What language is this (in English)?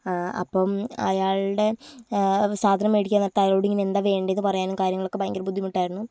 Malayalam